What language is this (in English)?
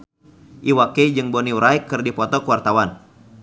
Sundanese